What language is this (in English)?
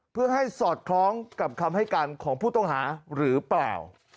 Thai